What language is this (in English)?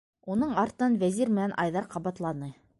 Bashkir